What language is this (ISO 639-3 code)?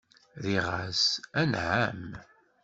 kab